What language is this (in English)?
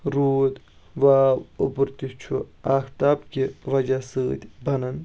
Kashmiri